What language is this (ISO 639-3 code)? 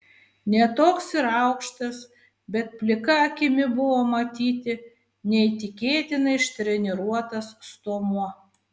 lit